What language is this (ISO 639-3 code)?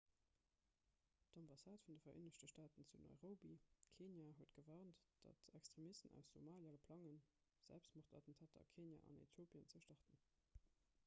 ltz